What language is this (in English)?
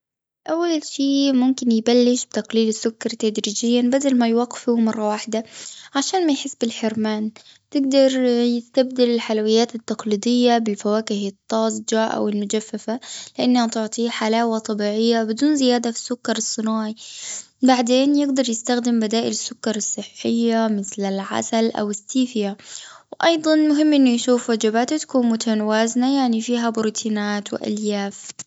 Gulf Arabic